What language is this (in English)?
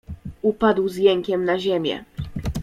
Polish